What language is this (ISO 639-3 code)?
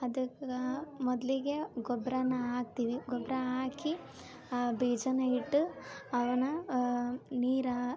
kan